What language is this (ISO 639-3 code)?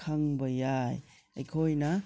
mni